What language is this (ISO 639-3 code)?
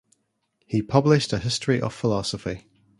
eng